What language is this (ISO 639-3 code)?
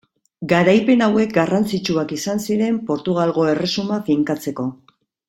eus